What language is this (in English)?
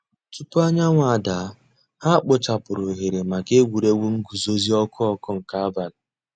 Igbo